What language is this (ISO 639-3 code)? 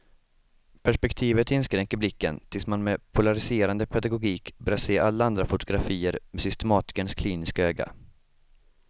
swe